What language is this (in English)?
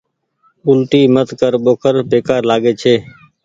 Goaria